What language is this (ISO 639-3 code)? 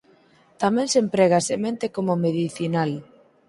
glg